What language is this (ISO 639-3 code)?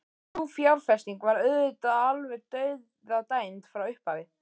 isl